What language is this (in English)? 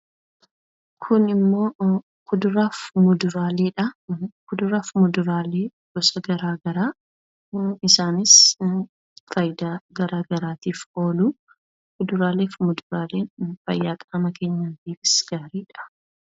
Oromo